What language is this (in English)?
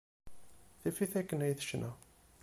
Kabyle